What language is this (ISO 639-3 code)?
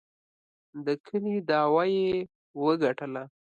pus